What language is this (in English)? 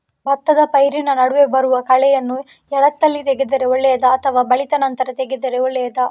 Kannada